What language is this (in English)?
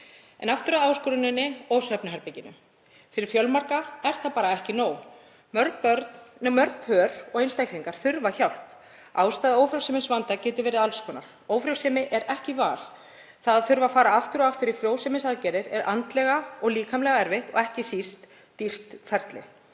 Icelandic